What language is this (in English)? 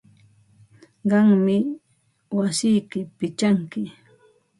Ambo-Pasco Quechua